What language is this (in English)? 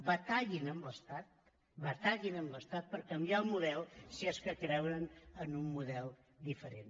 Catalan